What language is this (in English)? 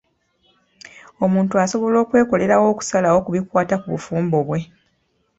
Ganda